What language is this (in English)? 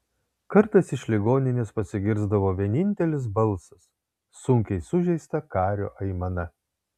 Lithuanian